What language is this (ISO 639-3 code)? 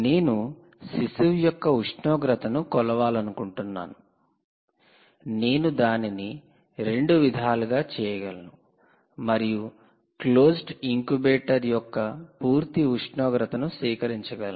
tel